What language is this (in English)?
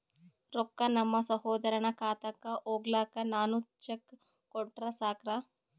Kannada